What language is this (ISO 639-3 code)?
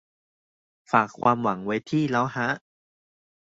tha